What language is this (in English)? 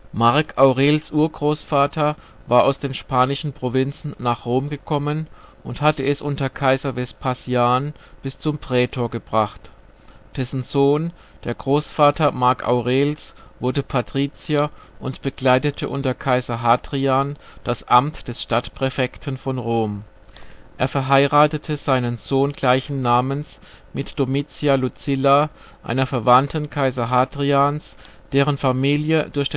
German